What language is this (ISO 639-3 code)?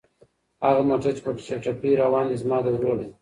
pus